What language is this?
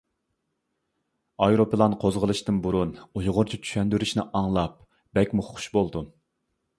Uyghur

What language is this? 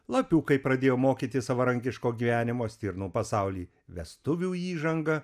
Lithuanian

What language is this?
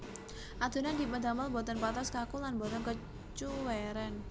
Javanese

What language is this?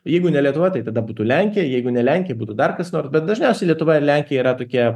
Lithuanian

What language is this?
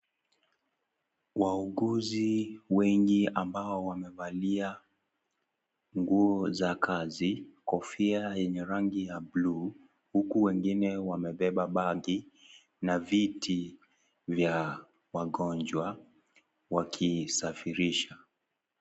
Swahili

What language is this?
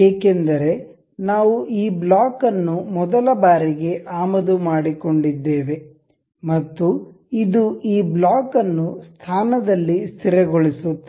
Kannada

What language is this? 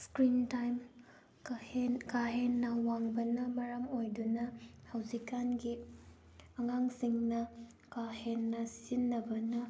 Manipuri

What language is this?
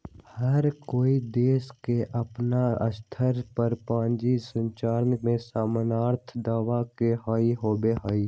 Magahi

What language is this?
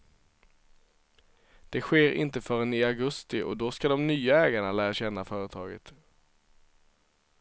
Swedish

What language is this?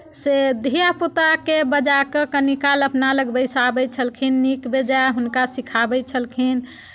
Maithili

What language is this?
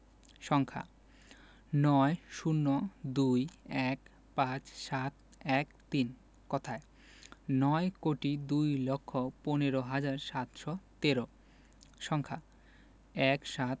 Bangla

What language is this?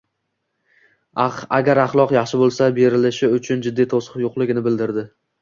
Uzbek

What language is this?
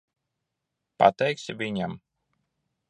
Latvian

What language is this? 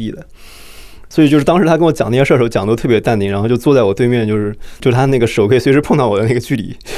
Chinese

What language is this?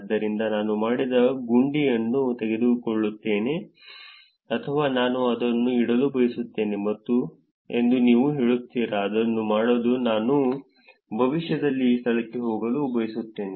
Kannada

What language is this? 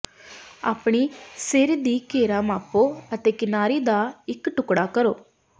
Punjabi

